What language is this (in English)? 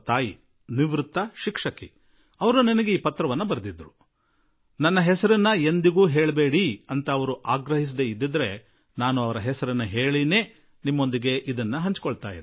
Kannada